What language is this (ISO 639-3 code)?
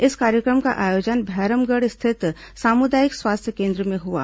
hin